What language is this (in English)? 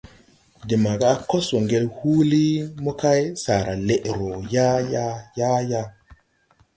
Tupuri